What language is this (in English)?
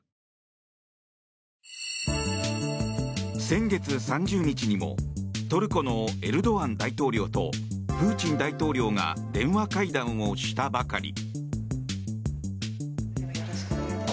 Japanese